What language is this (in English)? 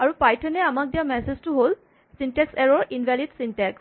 Assamese